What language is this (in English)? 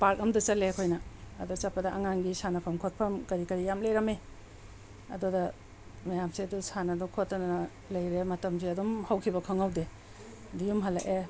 Manipuri